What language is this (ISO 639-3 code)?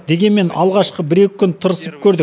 kaz